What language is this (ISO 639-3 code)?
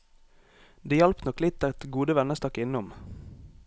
nor